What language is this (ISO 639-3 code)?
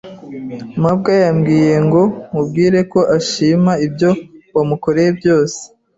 kin